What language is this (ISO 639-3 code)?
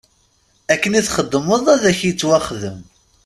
kab